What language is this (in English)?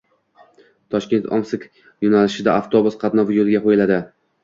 Uzbek